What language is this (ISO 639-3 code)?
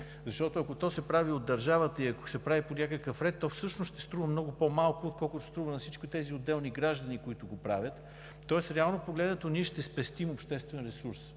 bul